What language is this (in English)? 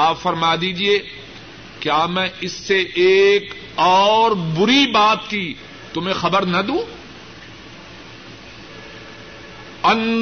Urdu